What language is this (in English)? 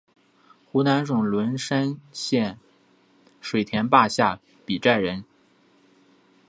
Chinese